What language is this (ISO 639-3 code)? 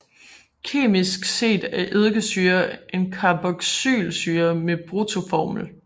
dan